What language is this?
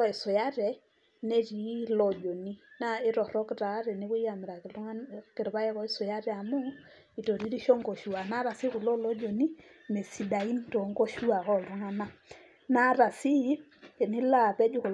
Masai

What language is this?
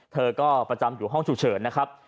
Thai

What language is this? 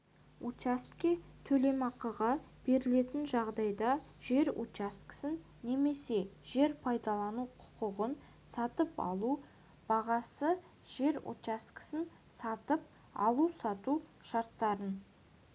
Kazakh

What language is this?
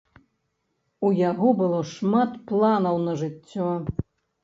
Belarusian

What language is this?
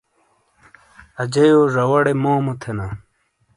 Shina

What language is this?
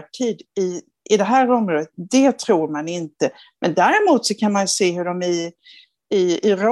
Swedish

